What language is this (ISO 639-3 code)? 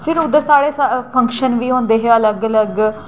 doi